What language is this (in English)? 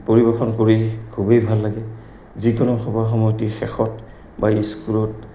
Assamese